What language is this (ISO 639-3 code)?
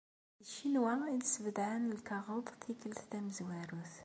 kab